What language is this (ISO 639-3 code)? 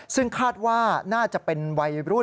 tha